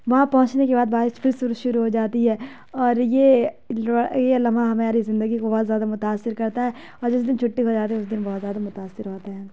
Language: Urdu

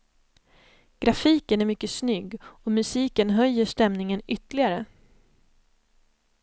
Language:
Swedish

